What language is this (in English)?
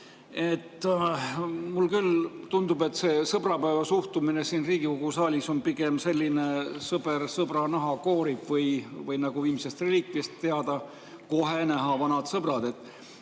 Estonian